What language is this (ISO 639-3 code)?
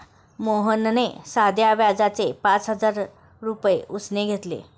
mar